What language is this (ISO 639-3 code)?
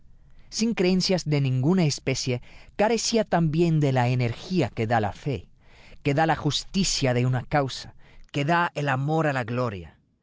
spa